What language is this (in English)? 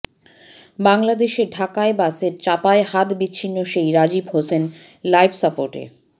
Bangla